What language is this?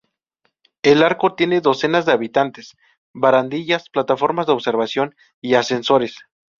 Spanish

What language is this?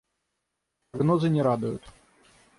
Russian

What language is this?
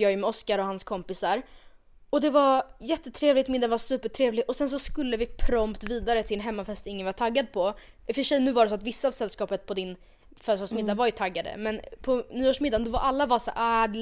Swedish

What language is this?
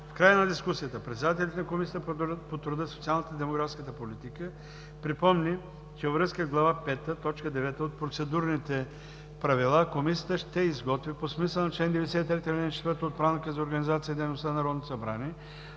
Bulgarian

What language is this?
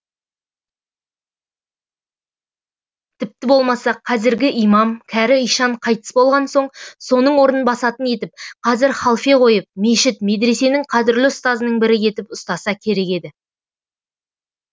Kazakh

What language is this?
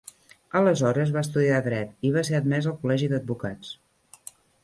Catalan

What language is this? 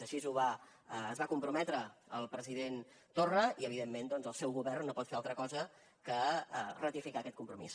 Catalan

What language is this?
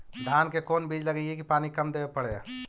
Magahi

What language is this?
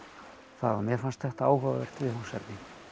Icelandic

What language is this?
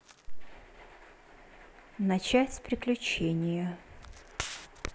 Russian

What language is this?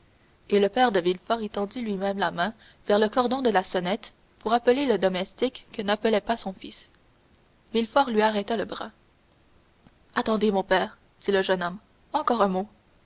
French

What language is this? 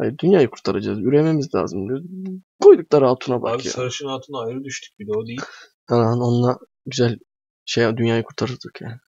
Turkish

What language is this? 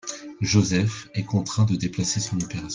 French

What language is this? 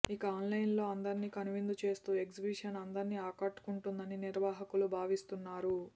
Telugu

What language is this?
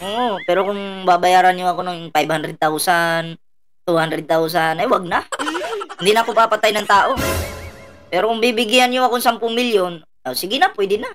Filipino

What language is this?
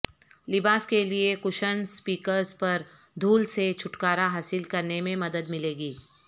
Urdu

